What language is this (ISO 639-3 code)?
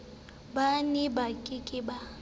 sot